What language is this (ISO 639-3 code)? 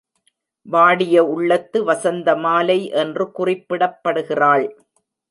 tam